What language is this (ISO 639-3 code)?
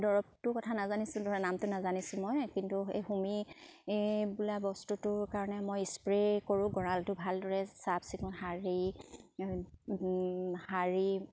asm